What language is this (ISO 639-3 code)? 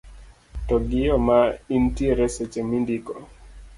luo